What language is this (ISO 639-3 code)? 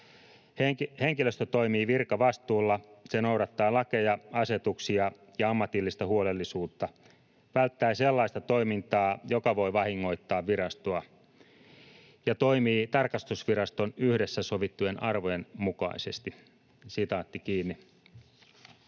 fin